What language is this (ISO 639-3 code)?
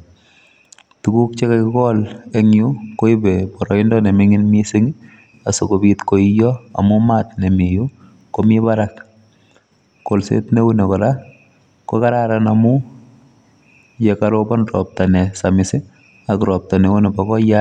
kln